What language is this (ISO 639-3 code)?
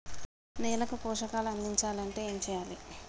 tel